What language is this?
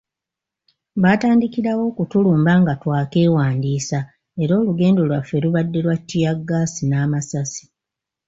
Ganda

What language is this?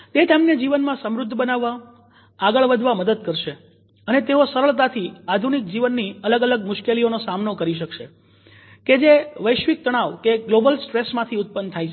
Gujarati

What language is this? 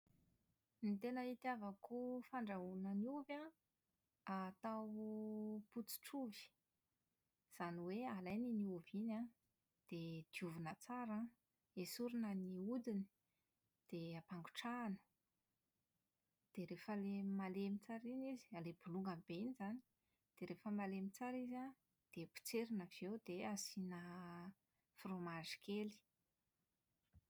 Malagasy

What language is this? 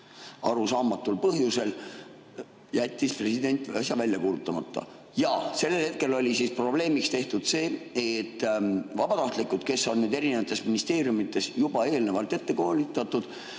Estonian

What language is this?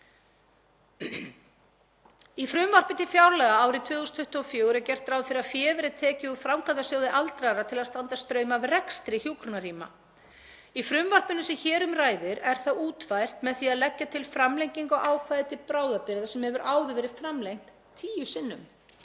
Icelandic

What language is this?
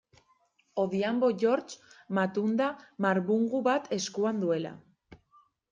Basque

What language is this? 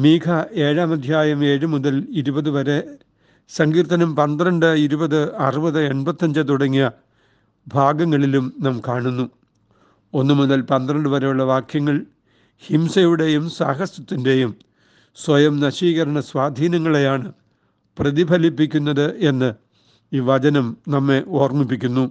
Malayalam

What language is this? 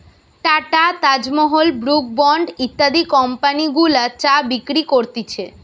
Bangla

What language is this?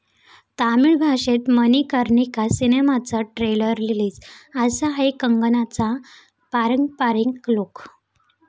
Marathi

